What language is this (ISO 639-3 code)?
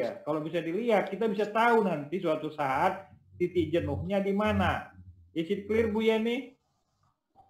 ind